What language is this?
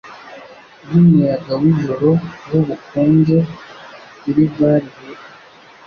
Kinyarwanda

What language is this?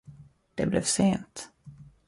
Swedish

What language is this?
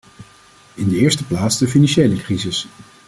Dutch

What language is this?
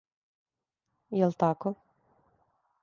Serbian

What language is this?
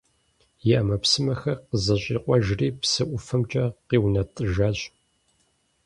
Kabardian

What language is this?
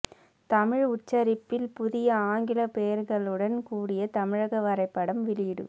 Tamil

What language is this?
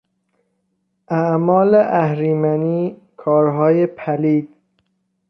Persian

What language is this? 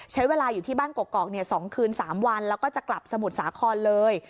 Thai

